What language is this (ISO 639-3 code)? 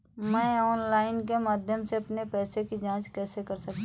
hin